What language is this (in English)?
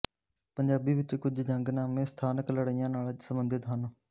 Punjabi